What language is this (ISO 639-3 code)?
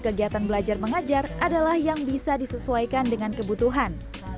ind